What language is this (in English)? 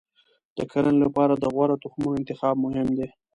Pashto